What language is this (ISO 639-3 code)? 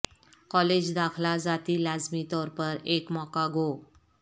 urd